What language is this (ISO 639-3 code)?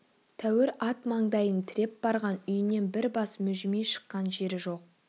kaz